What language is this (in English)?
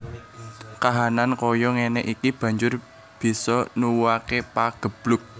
Javanese